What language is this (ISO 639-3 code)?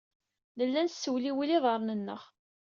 kab